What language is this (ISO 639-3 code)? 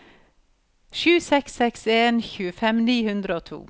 nor